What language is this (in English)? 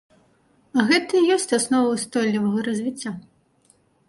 Belarusian